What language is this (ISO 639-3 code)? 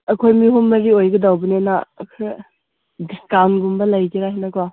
mni